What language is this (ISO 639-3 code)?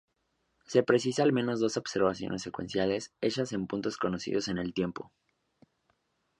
spa